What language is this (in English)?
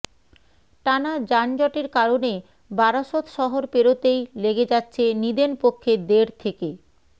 Bangla